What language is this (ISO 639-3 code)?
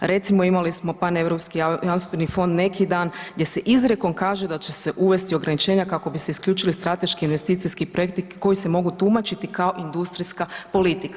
hrv